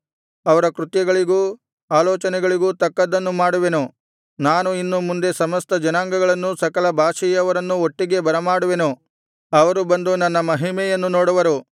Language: Kannada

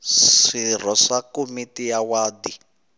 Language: Tsonga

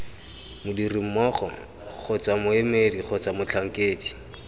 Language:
Tswana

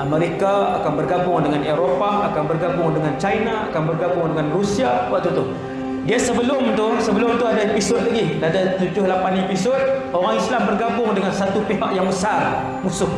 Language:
Malay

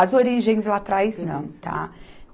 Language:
Portuguese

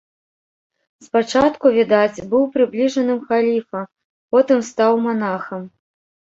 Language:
Belarusian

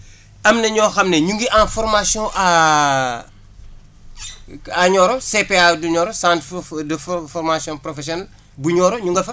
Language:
Wolof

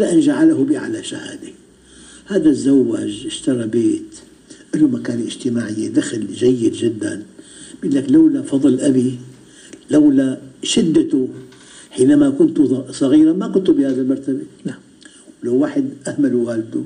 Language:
Arabic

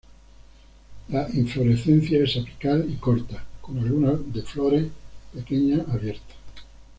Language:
Spanish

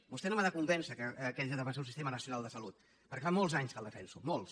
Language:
Catalan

